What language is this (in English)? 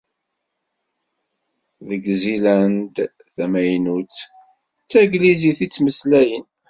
Kabyle